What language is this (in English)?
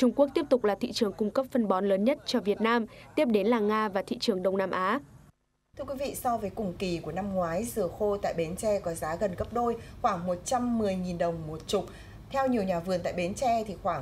Vietnamese